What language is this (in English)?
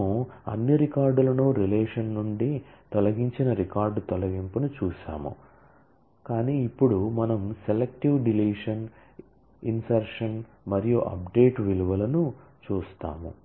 Telugu